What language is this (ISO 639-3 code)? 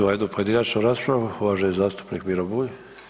hrv